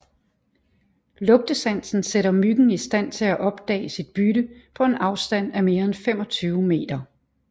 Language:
Danish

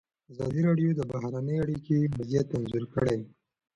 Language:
Pashto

